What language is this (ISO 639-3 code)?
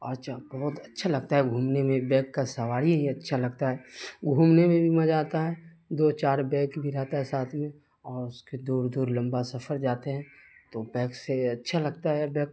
urd